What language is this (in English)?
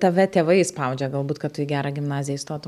Lithuanian